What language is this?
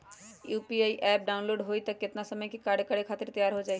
Magahi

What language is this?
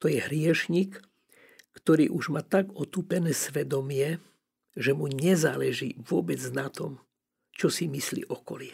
Slovak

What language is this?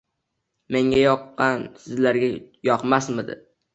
Uzbek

